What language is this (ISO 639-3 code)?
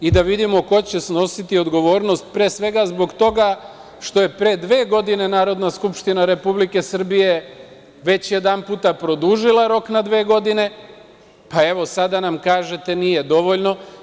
srp